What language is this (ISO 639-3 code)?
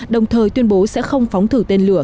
vie